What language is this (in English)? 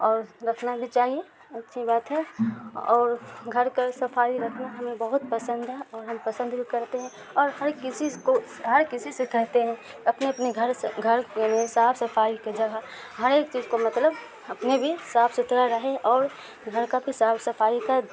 Urdu